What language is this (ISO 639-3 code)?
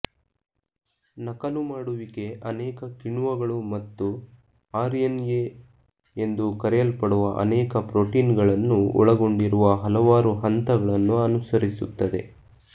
kan